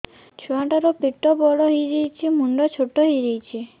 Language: Odia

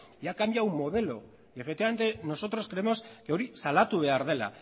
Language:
Spanish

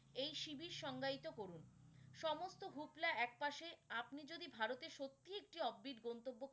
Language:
Bangla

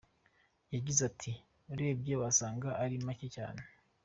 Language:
Kinyarwanda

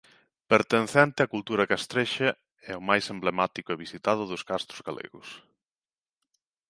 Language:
Galician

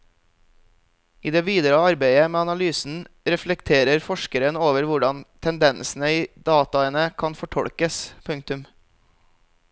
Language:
Norwegian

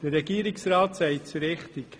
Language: Swiss German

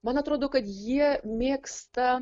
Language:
Lithuanian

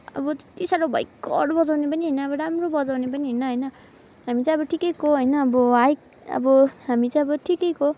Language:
Nepali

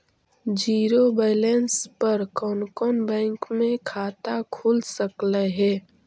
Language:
Magahi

